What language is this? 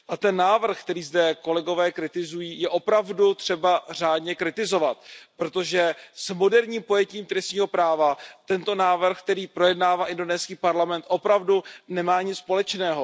Czech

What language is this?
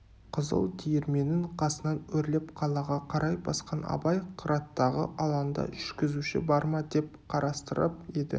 Kazakh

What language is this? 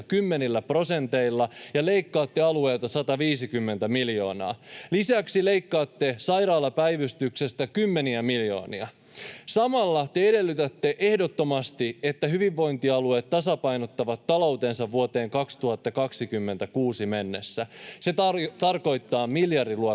Finnish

